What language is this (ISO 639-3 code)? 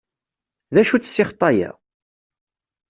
kab